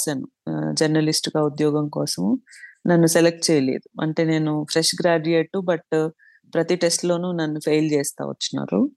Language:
Telugu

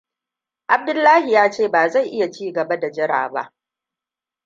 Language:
Hausa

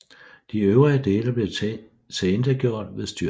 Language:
Danish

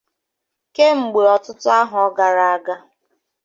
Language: Igbo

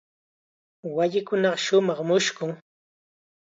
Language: Chiquián Ancash Quechua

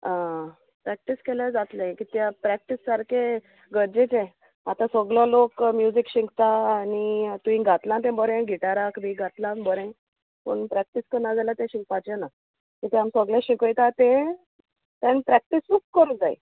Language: Konkani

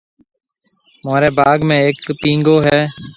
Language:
Marwari (Pakistan)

